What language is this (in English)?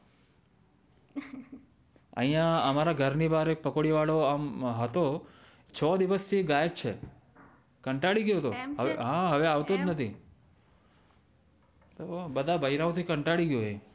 Gujarati